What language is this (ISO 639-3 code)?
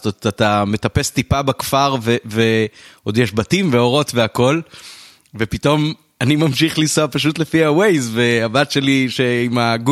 heb